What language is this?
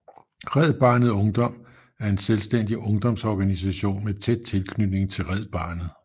Danish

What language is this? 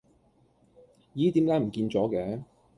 Cantonese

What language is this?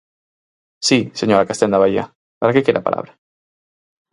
Galician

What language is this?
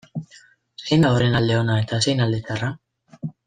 Basque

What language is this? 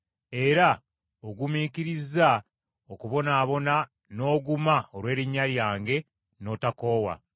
Ganda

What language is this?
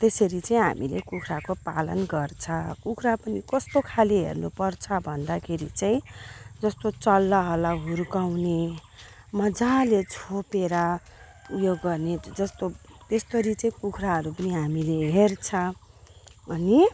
Nepali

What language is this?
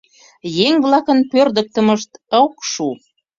Mari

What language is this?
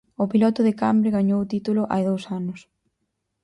Galician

